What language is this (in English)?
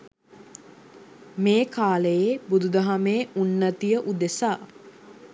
Sinhala